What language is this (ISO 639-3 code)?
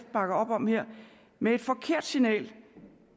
dan